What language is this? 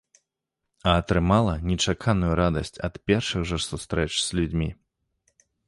Belarusian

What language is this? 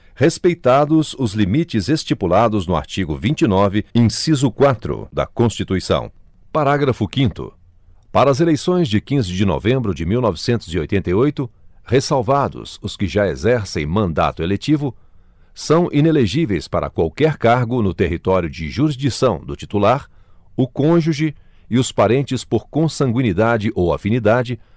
Portuguese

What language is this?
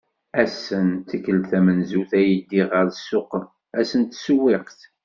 Kabyle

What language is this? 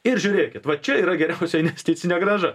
Lithuanian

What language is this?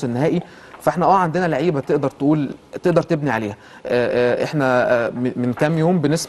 Arabic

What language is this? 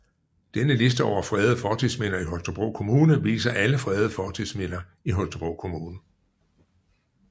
Danish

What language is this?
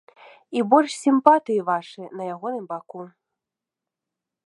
Belarusian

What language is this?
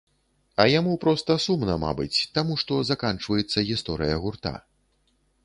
Belarusian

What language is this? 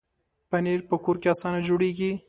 Pashto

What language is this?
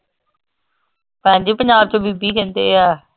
Punjabi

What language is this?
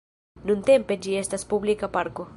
Esperanto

